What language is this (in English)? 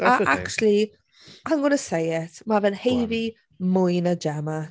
Welsh